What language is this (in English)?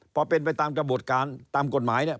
Thai